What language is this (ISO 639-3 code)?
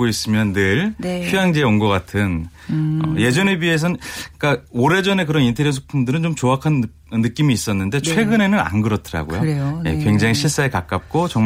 kor